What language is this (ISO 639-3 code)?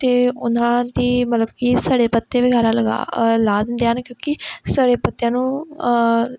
pan